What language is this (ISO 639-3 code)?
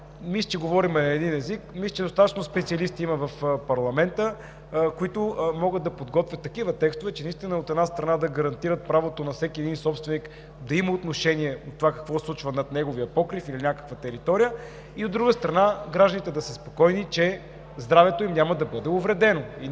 bul